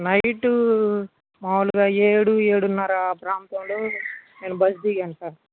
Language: Telugu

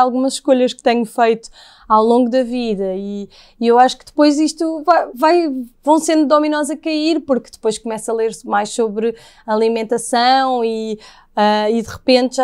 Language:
Portuguese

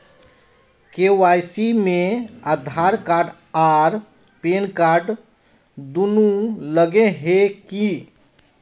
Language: Magahi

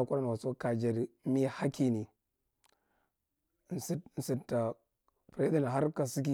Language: Marghi Central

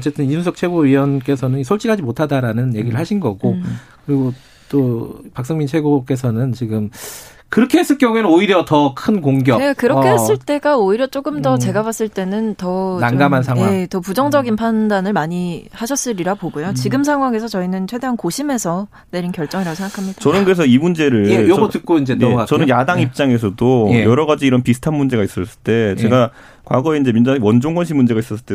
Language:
Korean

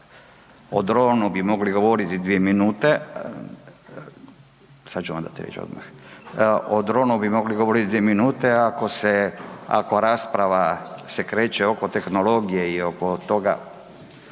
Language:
Croatian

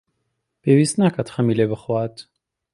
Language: Central Kurdish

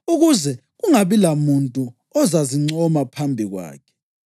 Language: North Ndebele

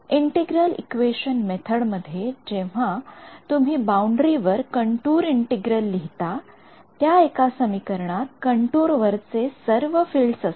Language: Marathi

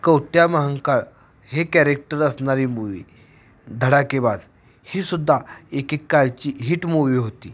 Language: Marathi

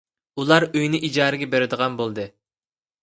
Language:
Uyghur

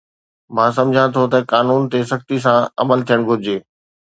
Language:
Sindhi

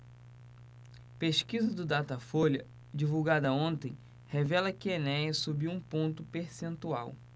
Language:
Portuguese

